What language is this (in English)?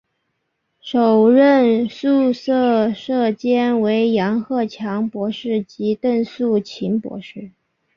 Chinese